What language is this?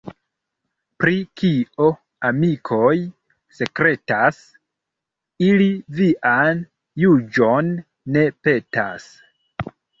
Esperanto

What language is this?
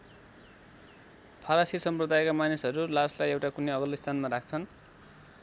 Nepali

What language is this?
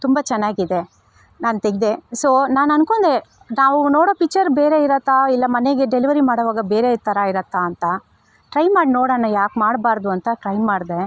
Kannada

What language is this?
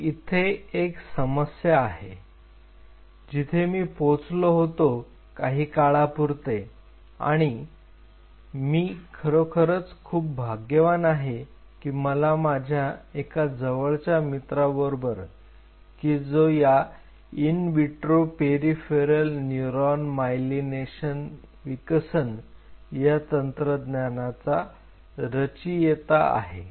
Marathi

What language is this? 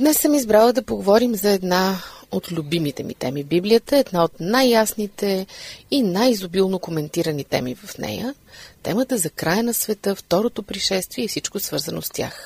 Bulgarian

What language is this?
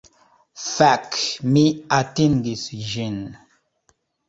Esperanto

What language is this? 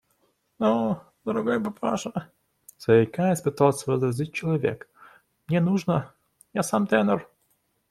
Russian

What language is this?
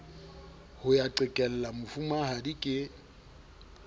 Southern Sotho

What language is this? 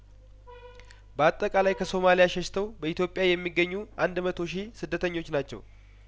Amharic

